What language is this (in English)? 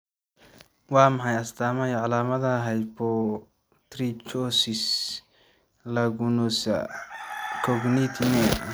Somali